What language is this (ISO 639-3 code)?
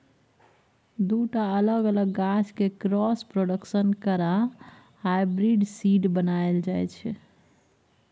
mai